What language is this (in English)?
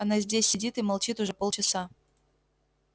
Russian